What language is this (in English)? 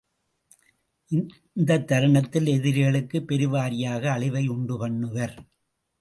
Tamil